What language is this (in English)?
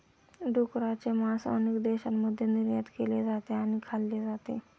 Marathi